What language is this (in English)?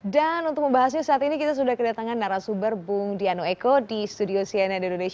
Indonesian